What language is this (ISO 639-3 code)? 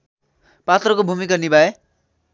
nep